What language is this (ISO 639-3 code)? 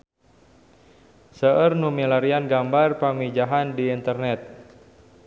sun